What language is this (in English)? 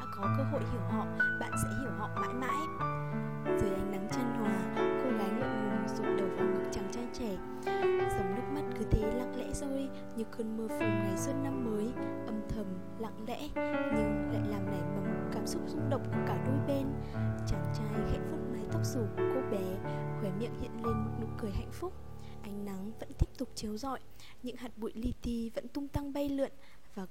Vietnamese